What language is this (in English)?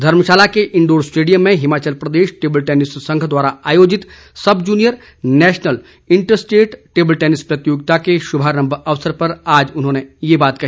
Hindi